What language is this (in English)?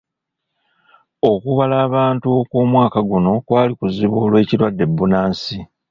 Ganda